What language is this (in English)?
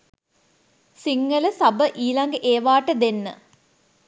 Sinhala